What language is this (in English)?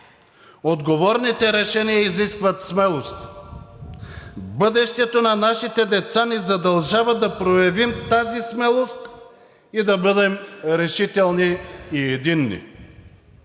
Bulgarian